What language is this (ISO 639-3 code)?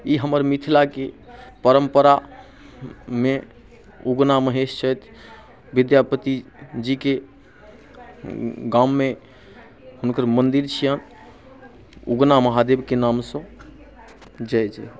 mai